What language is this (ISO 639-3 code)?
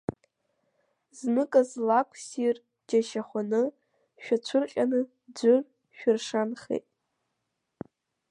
abk